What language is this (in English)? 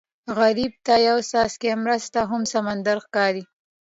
Pashto